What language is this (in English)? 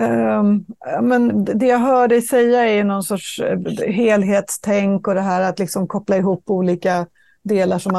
Swedish